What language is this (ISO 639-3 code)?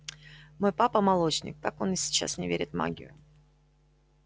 rus